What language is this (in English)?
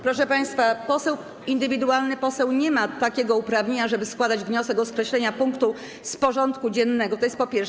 Polish